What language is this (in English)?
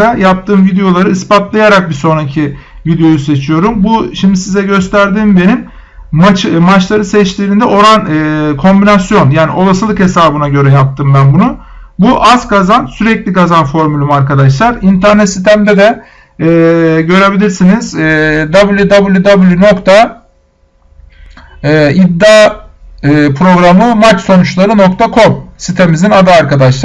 Turkish